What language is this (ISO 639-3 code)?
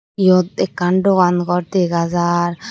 ccp